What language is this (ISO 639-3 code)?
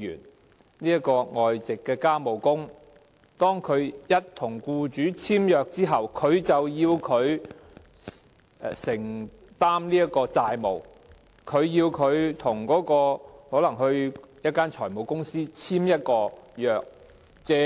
yue